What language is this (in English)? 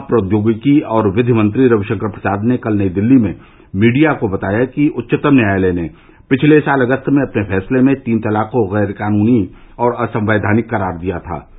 Hindi